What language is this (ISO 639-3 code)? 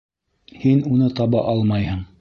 bak